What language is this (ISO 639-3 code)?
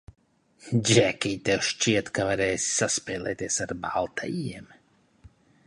lav